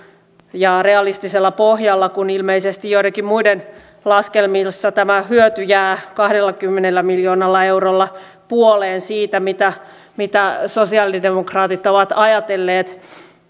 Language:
Finnish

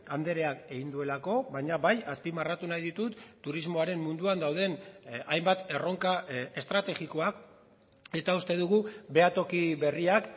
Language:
Basque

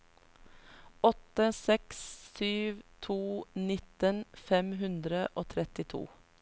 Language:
Norwegian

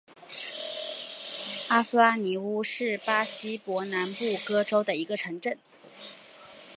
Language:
Chinese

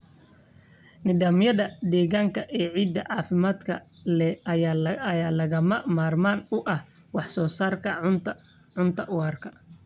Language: Somali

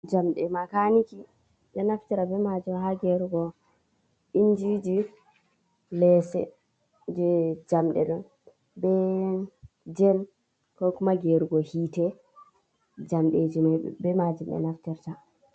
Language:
Fula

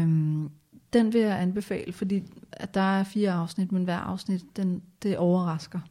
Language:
Danish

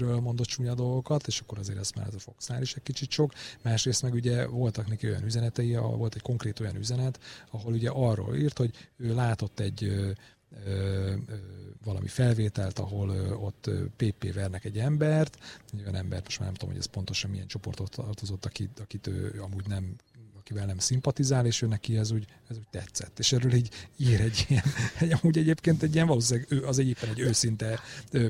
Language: Hungarian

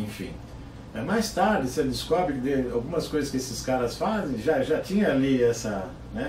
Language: Portuguese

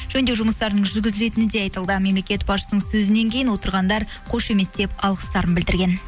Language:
Kazakh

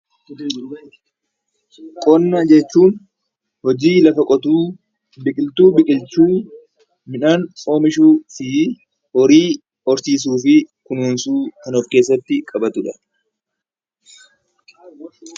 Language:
Oromo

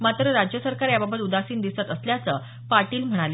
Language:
Marathi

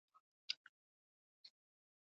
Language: Pashto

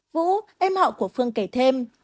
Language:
Vietnamese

